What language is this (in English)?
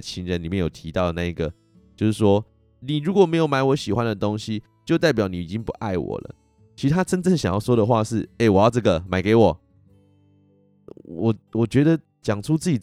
Chinese